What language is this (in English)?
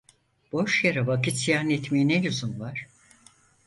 Turkish